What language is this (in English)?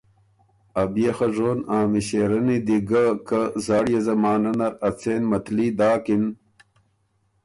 Ormuri